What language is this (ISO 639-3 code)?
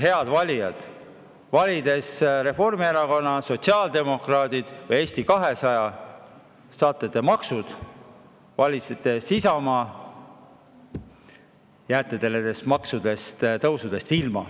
est